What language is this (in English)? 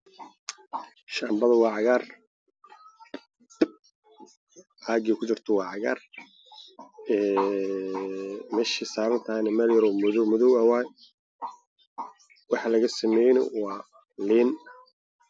Somali